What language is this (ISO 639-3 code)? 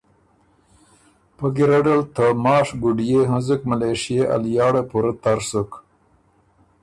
oru